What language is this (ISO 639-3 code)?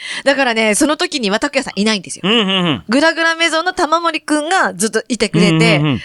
jpn